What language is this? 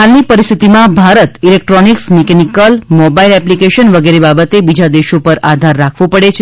Gujarati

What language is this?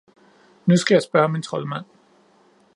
Danish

